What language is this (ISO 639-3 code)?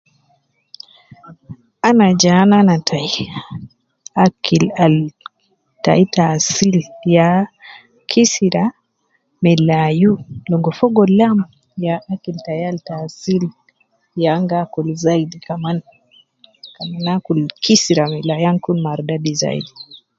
kcn